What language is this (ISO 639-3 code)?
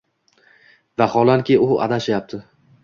uzb